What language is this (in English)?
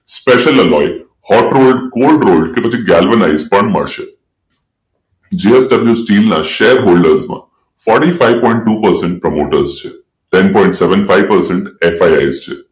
Gujarati